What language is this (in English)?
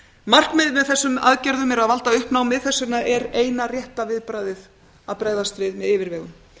Icelandic